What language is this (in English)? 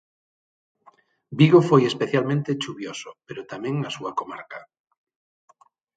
Galician